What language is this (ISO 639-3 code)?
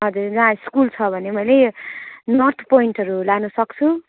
nep